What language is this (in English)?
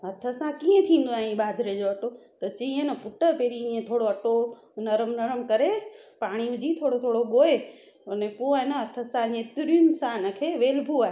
Sindhi